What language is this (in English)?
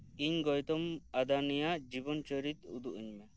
Santali